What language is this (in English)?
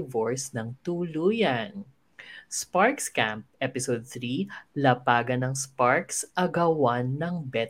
Filipino